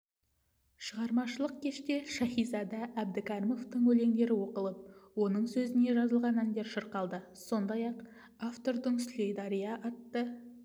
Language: Kazakh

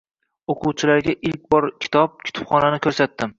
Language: Uzbek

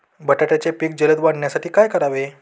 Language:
Marathi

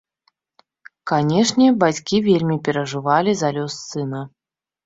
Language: Belarusian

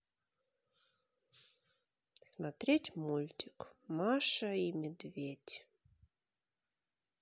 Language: Russian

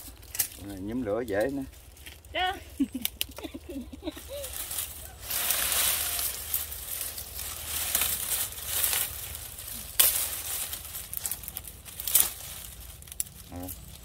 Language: Vietnamese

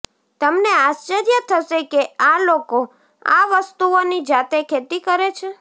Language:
Gujarati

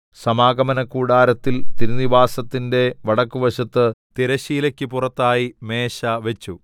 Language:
Malayalam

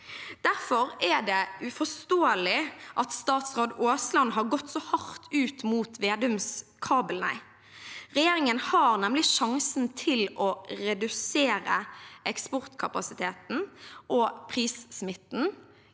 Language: Norwegian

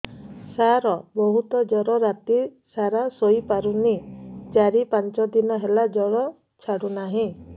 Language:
Odia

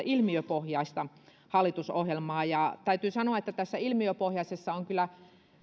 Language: Finnish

